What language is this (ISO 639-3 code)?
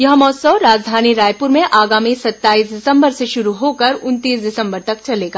hin